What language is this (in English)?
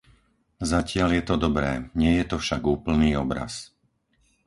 Slovak